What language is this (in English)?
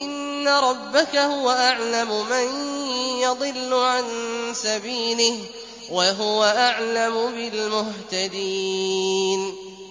Arabic